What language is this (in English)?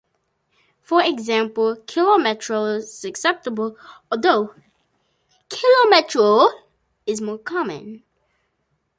English